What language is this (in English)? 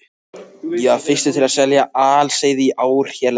Icelandic